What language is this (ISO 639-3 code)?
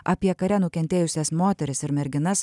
lit